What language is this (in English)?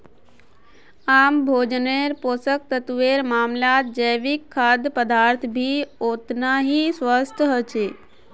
Magahi